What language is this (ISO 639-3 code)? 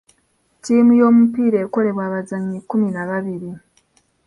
lug